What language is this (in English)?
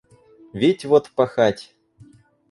Russian